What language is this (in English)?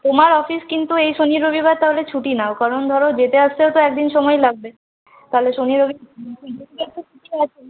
Bangla